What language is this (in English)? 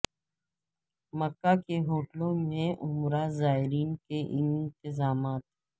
Urdu